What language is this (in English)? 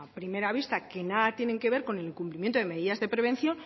Spanish